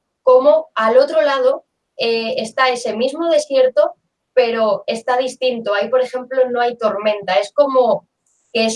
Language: Spanish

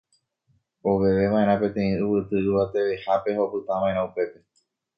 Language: Guarani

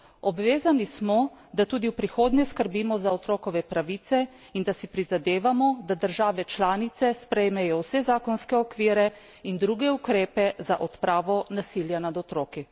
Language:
Slovenian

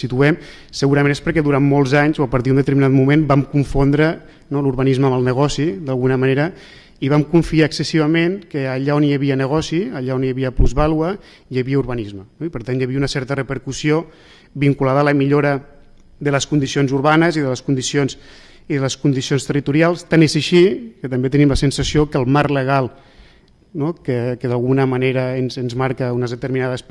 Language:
Spanish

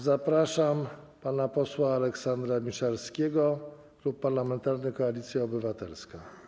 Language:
Polish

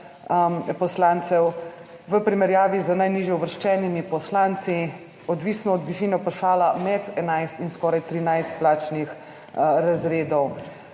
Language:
Slovenian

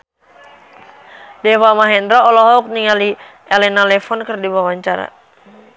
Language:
Sundanese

